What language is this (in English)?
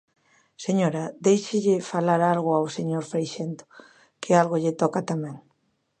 Galician